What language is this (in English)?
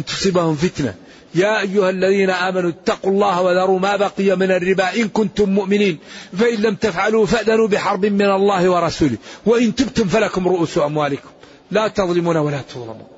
Arabic